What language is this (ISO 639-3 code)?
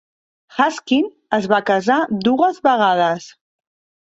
cat